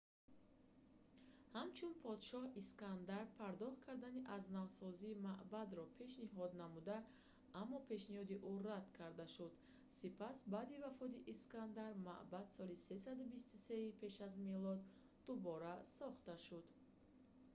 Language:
Tajik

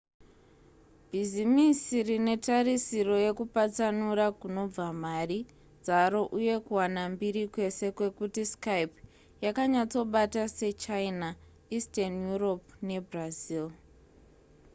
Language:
Shona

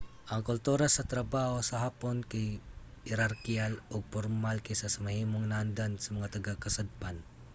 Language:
Cebuano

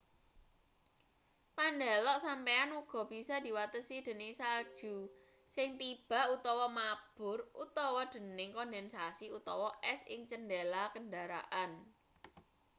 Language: Javanese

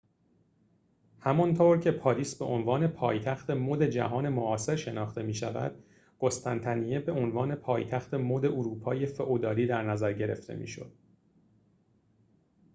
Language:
Persian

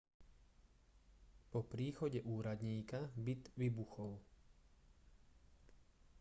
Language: Slovak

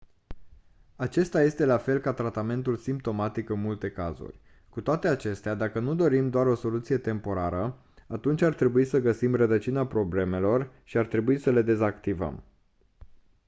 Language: Romanian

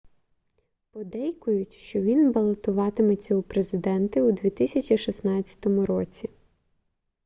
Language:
Ukrainian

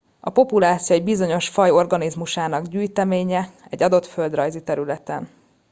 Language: Hungarian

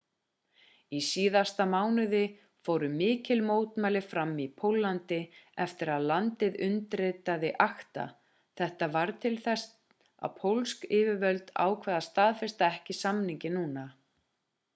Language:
Icelandic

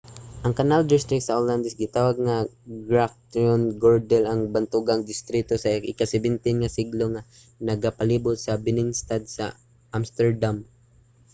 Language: Cebuano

